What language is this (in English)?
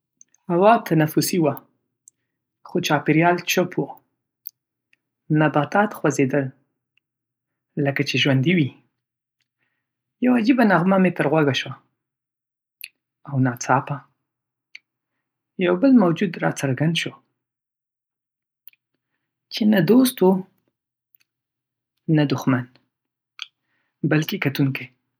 Pashto